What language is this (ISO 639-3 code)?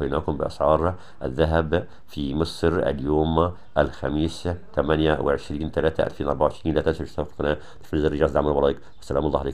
ara